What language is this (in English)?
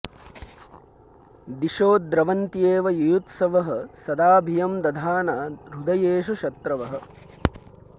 Sanskrit